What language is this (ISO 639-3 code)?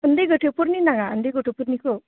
brx